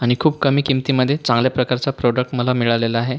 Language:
Marathi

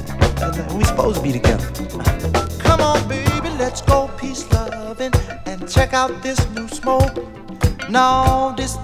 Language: Swedish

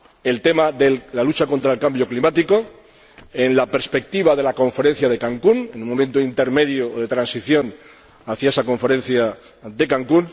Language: Spanish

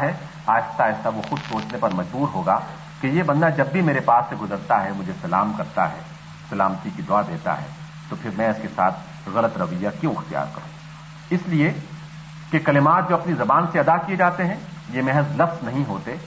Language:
Urdu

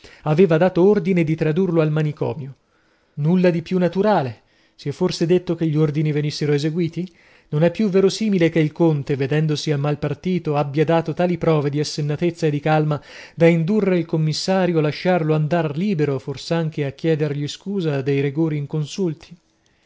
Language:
Italian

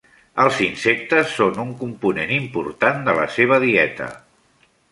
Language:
Catalan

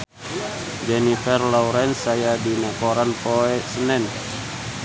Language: Sundanese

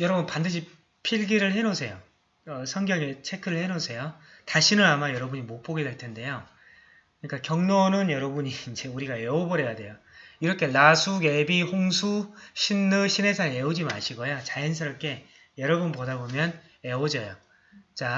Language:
Korean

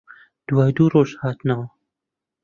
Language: Central Kurdish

